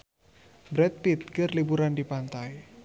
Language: Sundanese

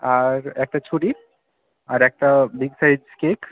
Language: Bangla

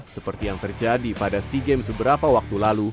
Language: Indonesian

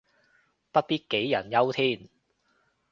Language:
Cantonese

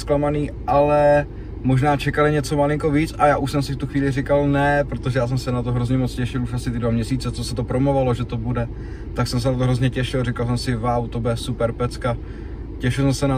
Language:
Czech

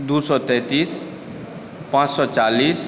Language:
Maithili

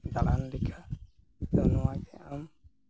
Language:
Santali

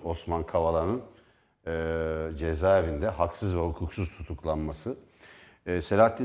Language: Turkish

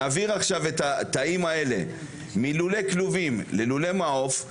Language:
Hebrew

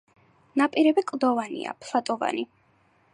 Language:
Georgian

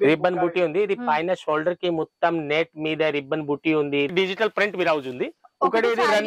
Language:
Telugu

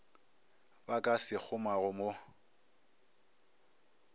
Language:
Northern Sotho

